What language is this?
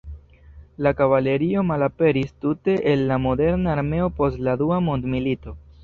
Esperanto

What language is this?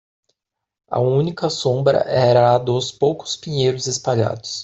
Portuguese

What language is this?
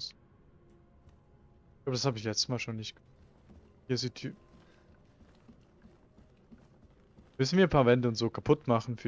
German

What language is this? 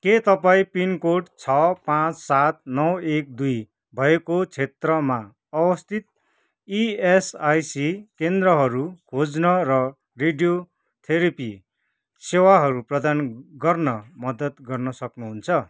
Nepali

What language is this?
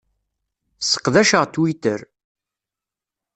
Kabyle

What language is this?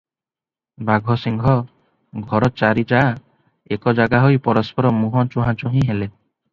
Odia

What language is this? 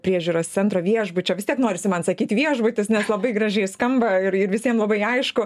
Lithuanian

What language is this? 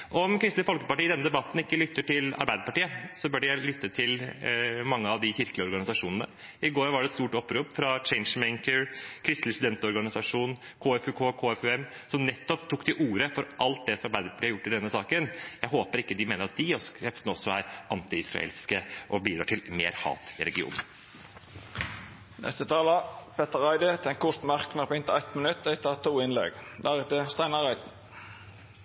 Norwegian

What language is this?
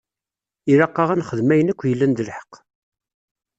Kabyle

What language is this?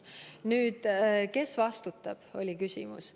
Estonian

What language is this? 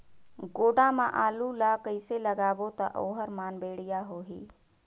Chhattisgarhi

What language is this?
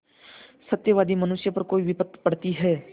Hindi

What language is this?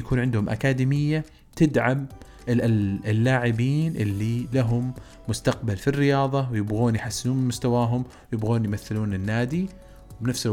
Arabic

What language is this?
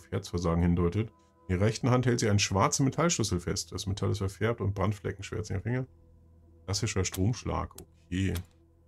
German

